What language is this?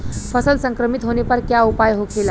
Bhojpuri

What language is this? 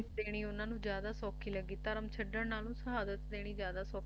Punjabi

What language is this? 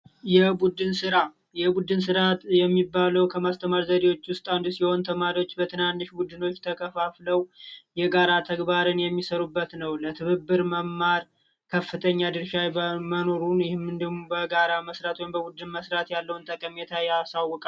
Amharic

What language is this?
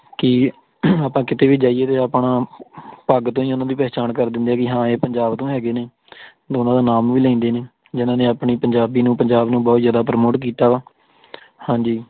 Punjabi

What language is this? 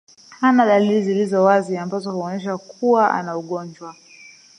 Swahili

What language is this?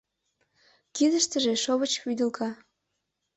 Mari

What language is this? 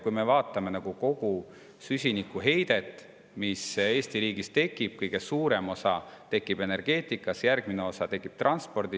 Estonian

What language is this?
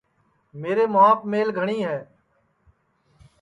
Sansi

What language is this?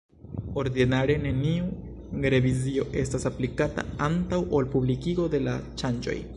Esperanto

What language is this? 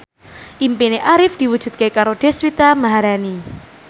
Javanese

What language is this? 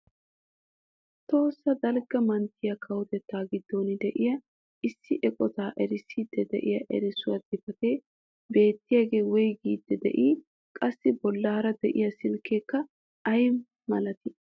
Wolaytta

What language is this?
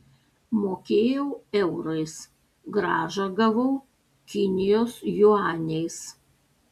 Lithuanian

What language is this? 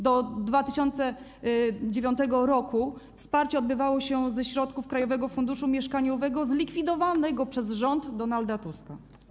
Polish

